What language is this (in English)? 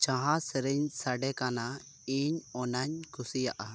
Santali